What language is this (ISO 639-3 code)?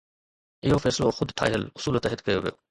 snd